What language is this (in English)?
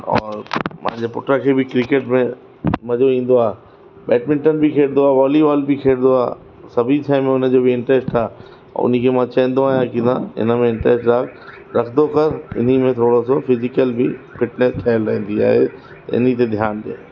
Sindhi